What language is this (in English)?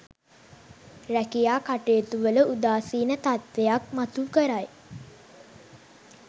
Sinhala